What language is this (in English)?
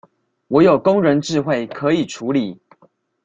Chinese